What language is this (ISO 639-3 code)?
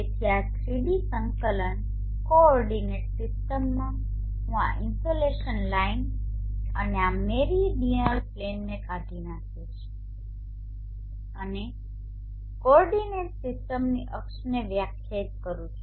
guj